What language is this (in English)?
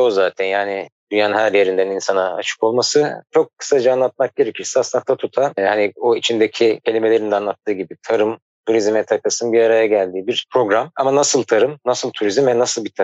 Turkish